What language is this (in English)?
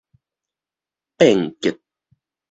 Min Nan Chinese